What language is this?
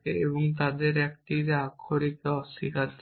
Bangla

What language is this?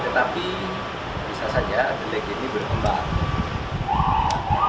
Indonesian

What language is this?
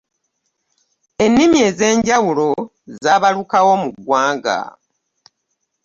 Ganda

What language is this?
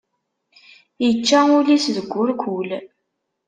Kabyle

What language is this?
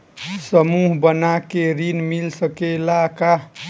Bhojpuri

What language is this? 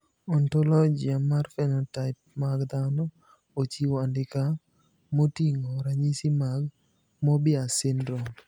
Luo (Kenya and Tanzania)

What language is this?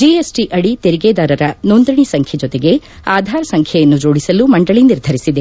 Kannada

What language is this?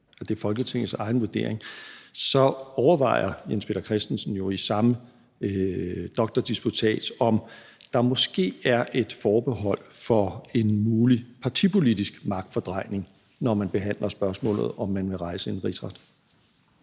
Danish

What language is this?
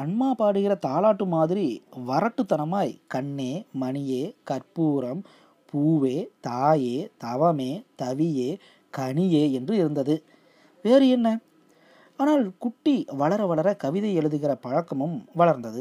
Tamil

